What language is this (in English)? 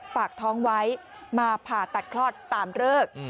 Thai